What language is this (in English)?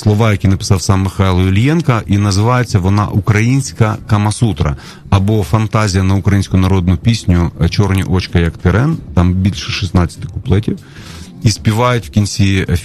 Ukrainian